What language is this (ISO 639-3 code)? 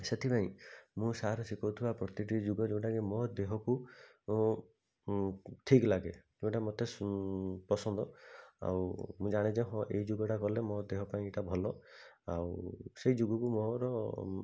ori